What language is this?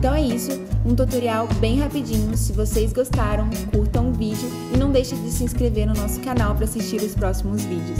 Portuguese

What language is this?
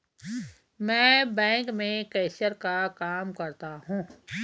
Hindi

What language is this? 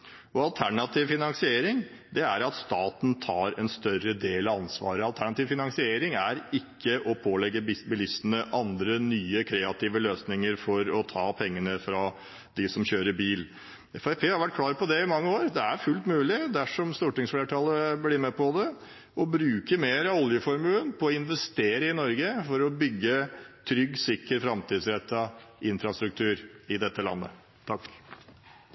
Norwegian Bokmål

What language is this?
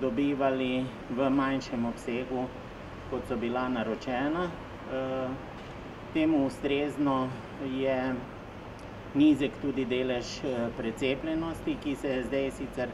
Romanian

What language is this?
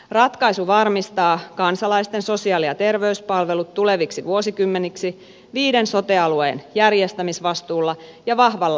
Finnish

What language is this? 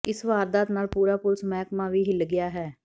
Punjabi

